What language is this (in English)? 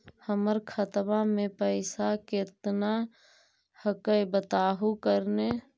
Magahi